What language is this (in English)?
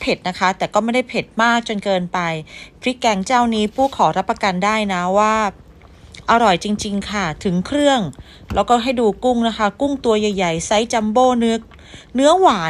Thai